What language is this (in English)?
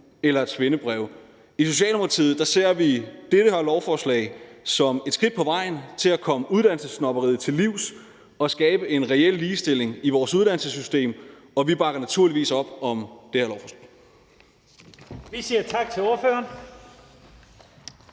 Danish